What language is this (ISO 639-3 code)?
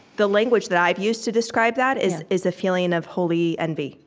eng